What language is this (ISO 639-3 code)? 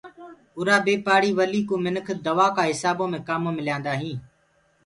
ggg